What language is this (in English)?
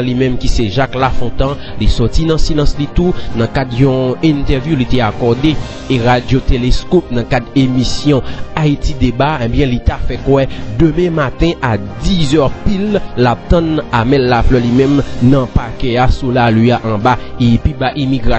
French